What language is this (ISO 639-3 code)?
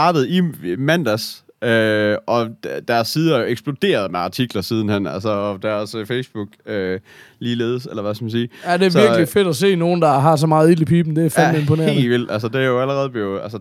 dan